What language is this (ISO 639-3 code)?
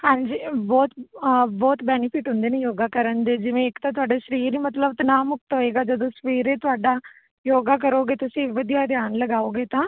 pan